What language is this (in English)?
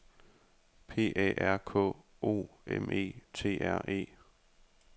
Danish